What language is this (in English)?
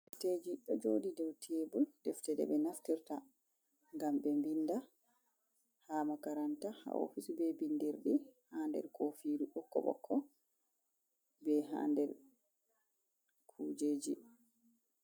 Fula